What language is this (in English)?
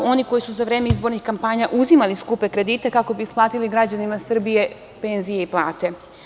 Serbian